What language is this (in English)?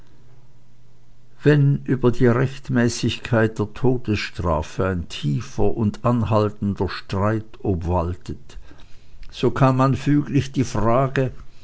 German